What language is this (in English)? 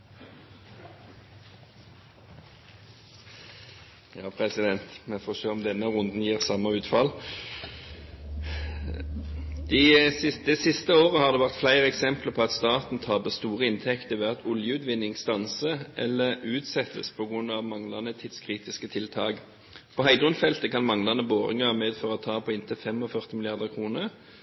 Norwegian Bokmål